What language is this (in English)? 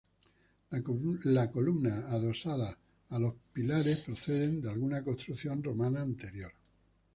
Spanish